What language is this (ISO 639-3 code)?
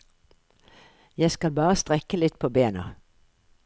nor